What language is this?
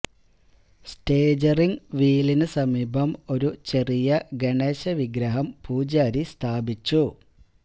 Malayalam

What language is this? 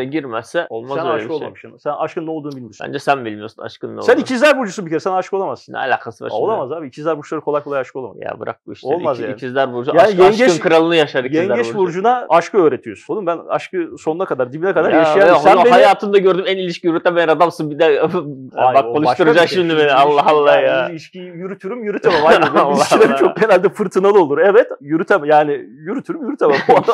Turkish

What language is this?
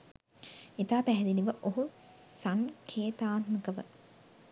Sinhala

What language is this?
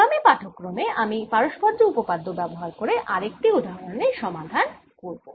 Bangla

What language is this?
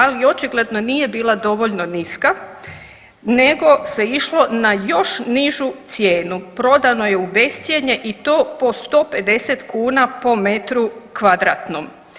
Croatian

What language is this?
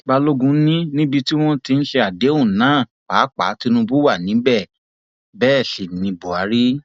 Yoruba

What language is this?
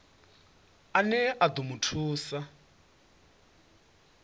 Venda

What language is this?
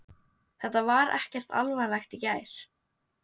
Icelandic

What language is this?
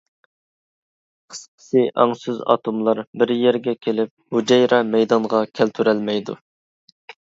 Uyghur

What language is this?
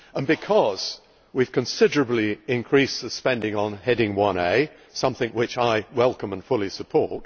English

